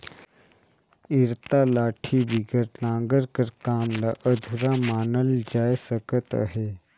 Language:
Chhattisgarhi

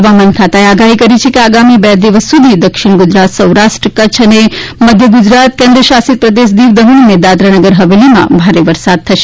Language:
Gujarati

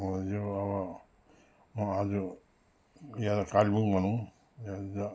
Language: Nepali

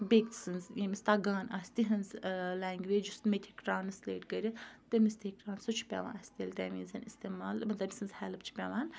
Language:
Kashmiri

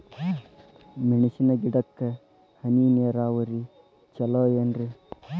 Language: Kannada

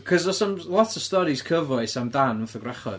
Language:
Welsh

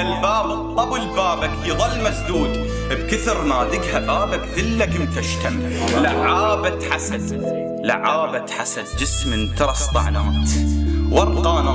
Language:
Arabic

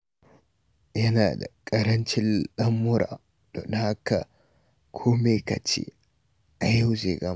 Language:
Hausa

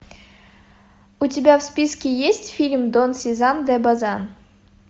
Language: Russian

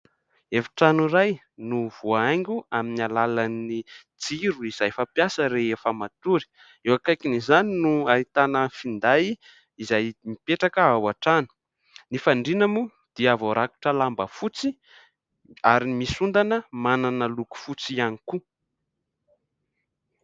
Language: Malagasy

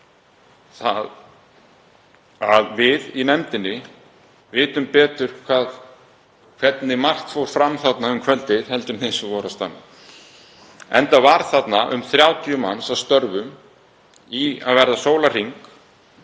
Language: Icelandic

